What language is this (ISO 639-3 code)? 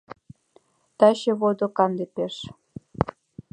chm